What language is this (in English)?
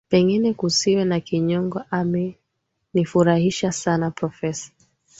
Swahili